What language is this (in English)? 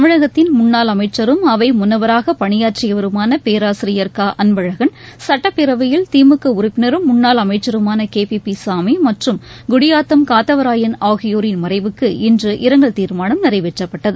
Tamil